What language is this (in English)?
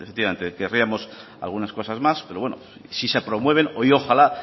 Spanish